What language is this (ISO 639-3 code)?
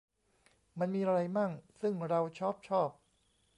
tha